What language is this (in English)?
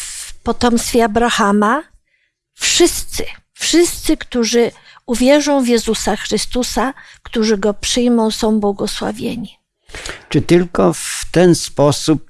Polish